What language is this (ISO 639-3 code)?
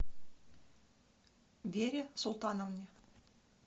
rus